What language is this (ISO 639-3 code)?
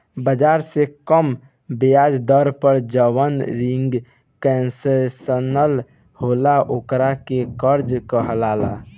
bho